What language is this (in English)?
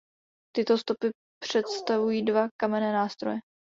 Czech